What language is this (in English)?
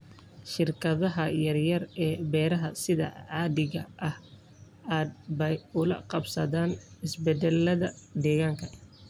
Somali